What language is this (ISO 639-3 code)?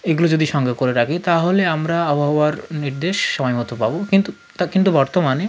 ben